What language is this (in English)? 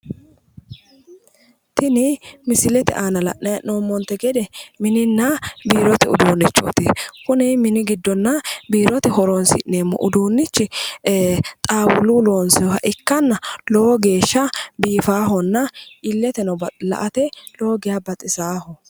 Sidamo